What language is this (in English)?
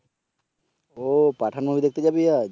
Bangla